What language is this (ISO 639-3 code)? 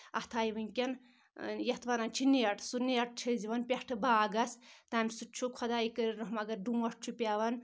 kas